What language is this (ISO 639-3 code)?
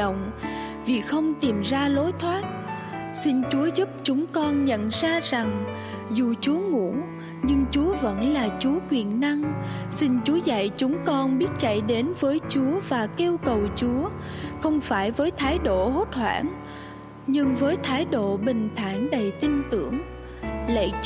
vie